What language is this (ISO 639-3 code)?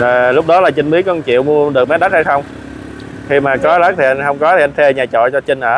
vie